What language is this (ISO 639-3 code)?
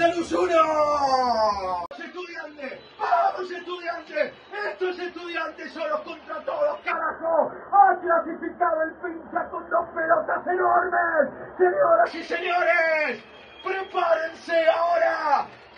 spa